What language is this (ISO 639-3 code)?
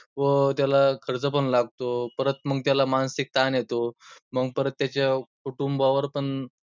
mar